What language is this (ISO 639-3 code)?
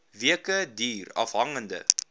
afr